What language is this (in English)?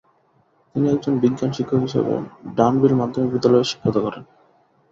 Bangla